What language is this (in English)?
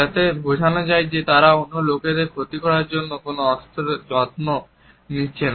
Bangla